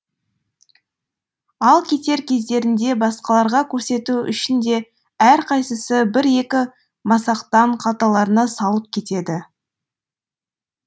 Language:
Kazakh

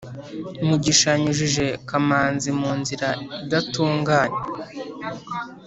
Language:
Kinyarwanda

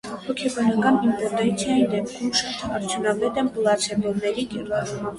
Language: Armenian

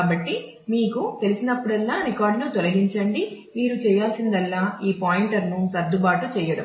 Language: Telugu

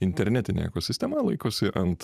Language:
Lithuanian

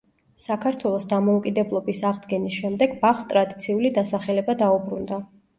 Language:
Georgian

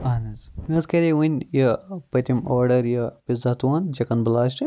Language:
Kashmiri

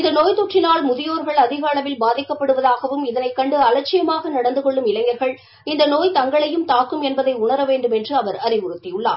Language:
Tamil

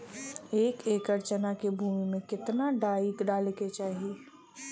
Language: Bhojpuri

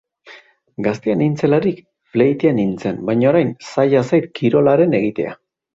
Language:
Basque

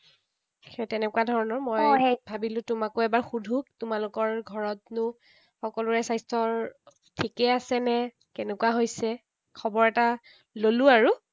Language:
Assamese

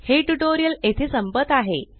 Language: Marathi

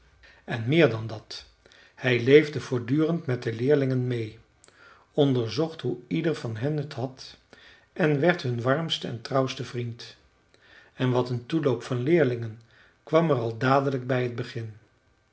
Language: Dutch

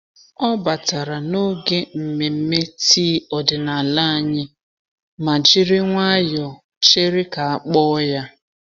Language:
Igbo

